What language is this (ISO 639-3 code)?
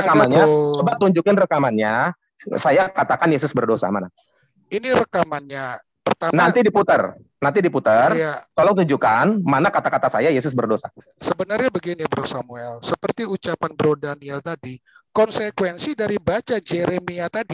ind